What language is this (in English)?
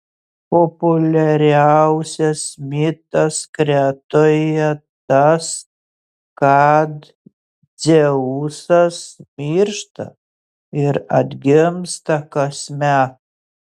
Lithuanian